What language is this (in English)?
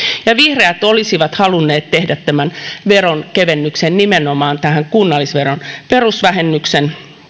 Finnish